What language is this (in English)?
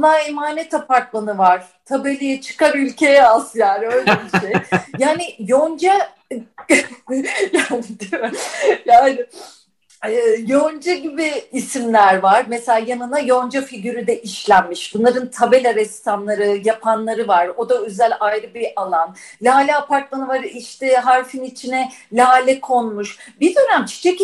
Turkish